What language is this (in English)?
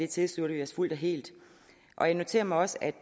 Danish